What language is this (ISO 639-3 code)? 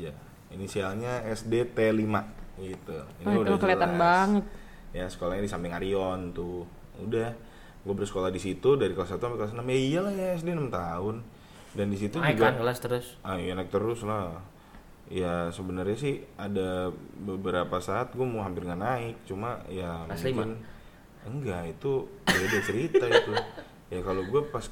ind